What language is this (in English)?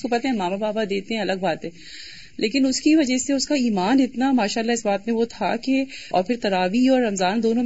Urdu